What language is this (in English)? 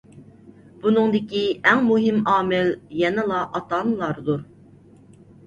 Uyghur